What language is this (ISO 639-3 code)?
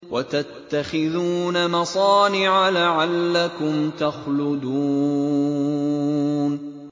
ara